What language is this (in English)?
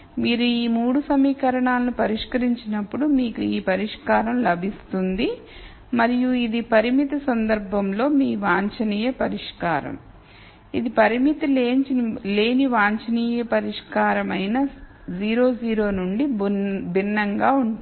Telugu